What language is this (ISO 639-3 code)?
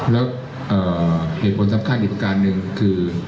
tha